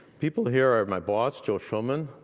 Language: English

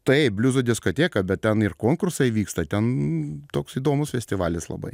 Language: Lithuanian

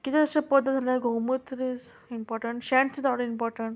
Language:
Konkani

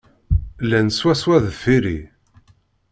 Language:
Kabyle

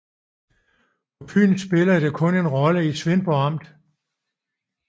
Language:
Danish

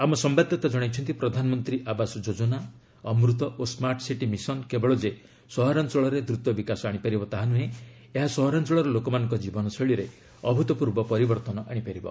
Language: Odia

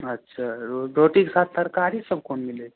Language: Maithili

